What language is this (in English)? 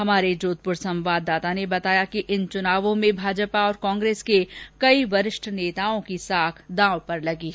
Hindi